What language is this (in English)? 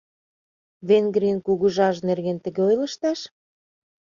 Mari